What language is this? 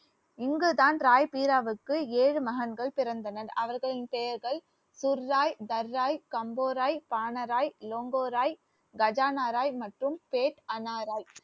Tamil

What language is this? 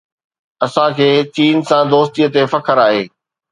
Sindhi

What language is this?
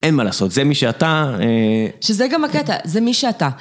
Hebrew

